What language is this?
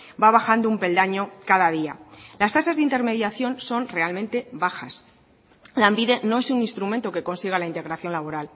Spanish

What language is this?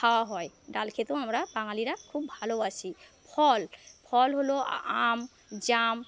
Bangla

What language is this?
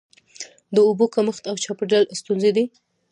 Pashto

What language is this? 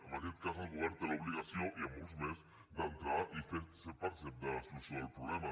Catalan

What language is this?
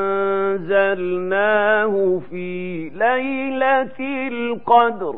Arabic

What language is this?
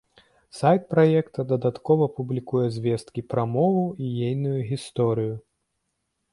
Belarusian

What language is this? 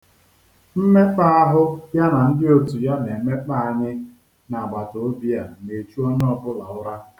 Igbo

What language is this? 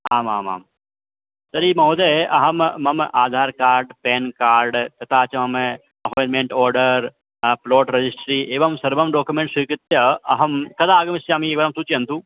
Sanskrit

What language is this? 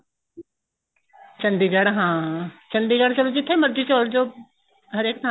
Punjabi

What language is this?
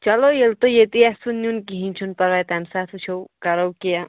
Kashmiri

